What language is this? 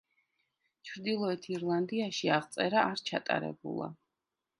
Georgian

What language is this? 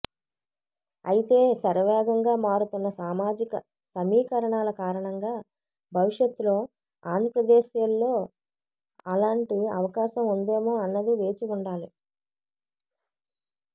Telugu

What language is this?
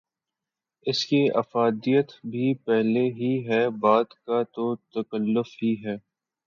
Urdu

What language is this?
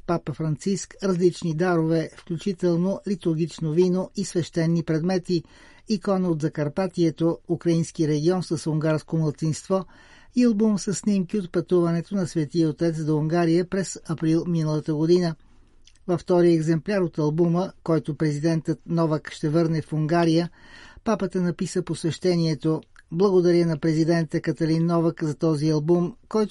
Bulgarian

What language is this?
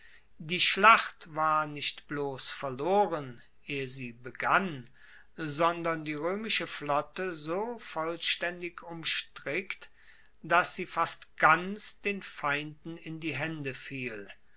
German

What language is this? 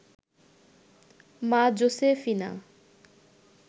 Bangla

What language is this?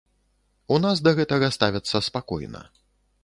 Belarusian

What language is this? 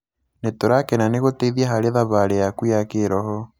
Kikuyu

